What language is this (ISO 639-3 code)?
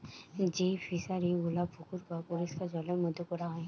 ben